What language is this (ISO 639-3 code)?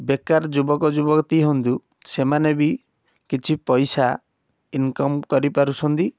ori